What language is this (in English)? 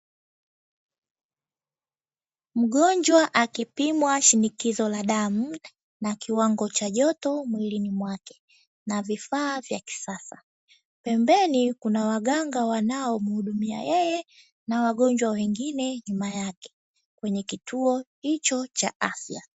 Swahili